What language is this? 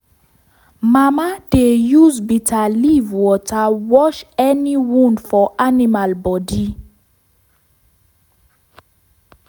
Nigerian Pidgin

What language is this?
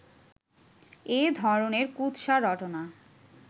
Bangla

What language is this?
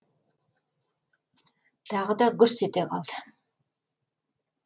Kazakh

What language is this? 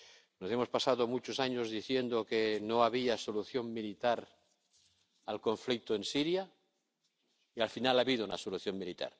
Spanish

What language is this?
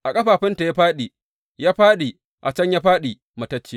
Hausa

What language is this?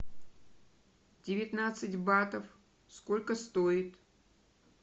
Russian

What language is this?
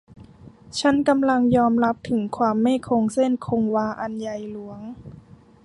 Thai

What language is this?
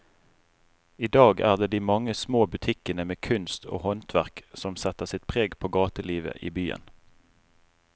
Norwegian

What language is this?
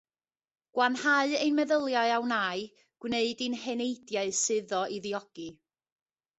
Welsh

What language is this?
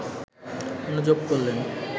Bangla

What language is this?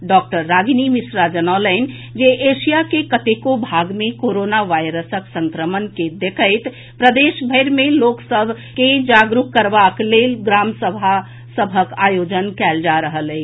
Maithili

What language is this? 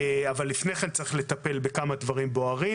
Hebrew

